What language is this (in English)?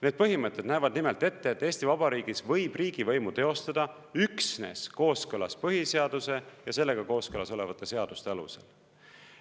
Estonian